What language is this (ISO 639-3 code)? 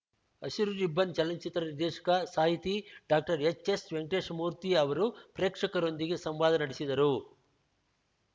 kan